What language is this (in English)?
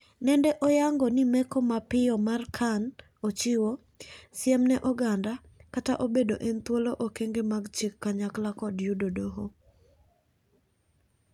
Luo (Kenya and Tanzania)